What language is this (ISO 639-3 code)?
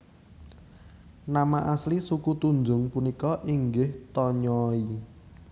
jav